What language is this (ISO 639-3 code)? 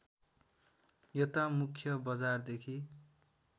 nep